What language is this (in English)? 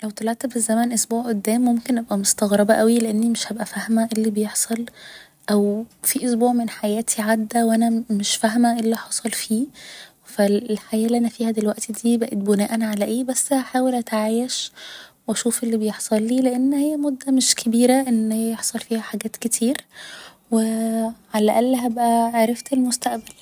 Egyptian Arabic